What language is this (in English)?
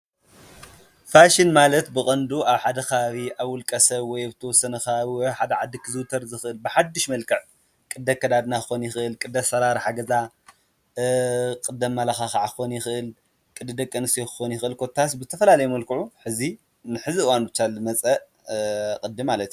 Tigrinya